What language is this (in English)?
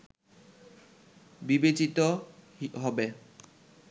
Bangla